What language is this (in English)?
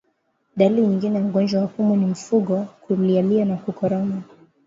Swahili